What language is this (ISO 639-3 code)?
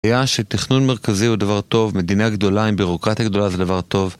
heb